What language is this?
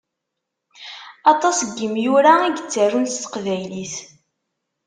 Kabyle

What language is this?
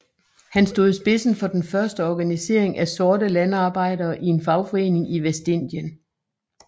Danish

